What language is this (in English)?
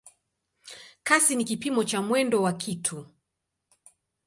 Swahili